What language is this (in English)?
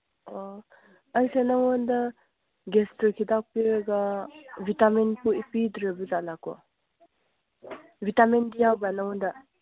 Manipuri